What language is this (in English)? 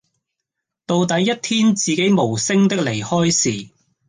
Cantonese